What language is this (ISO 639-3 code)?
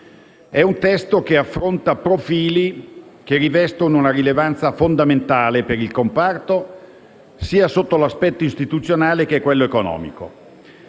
ita